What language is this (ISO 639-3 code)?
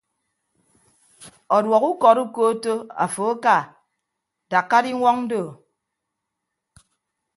ibb